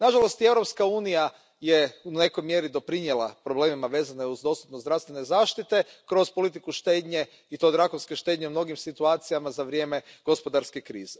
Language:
Croatian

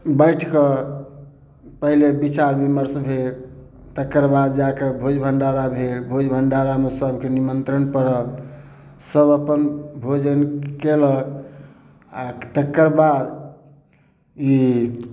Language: Maithili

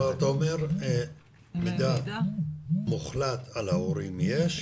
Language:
Hebrew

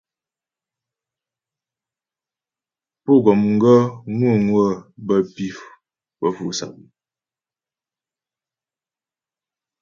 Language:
Ghomala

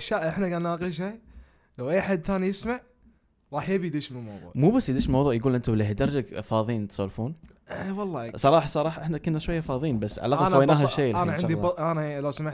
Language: Arabic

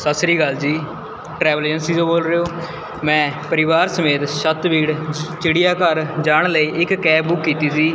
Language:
Punjabi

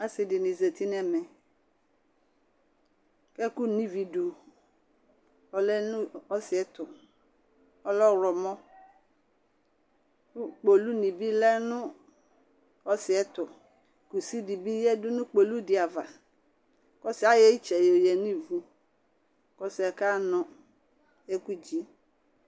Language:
Ikposo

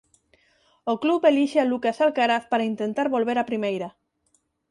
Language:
Galician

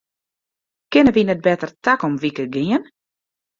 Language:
Western Frisian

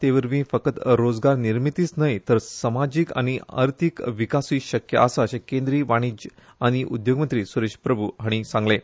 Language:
Konkani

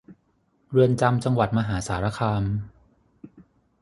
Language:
Thai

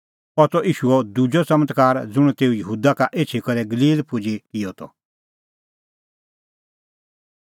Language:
Kullu Pahari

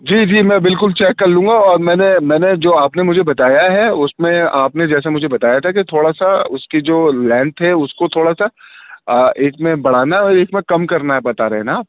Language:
Urdu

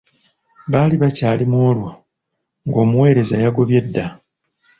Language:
Ganda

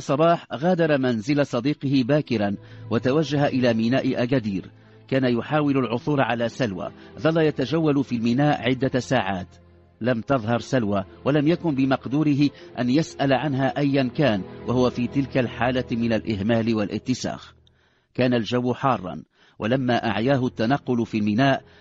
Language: Arabic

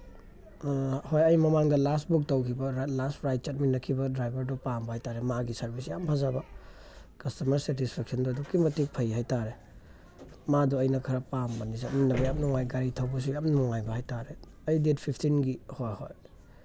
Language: Manipuri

